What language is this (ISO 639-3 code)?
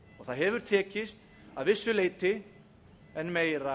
isl